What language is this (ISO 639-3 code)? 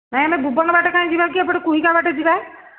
ori